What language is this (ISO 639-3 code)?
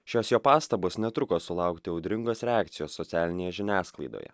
lit